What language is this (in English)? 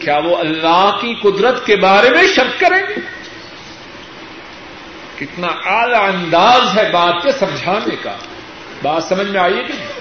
Urdu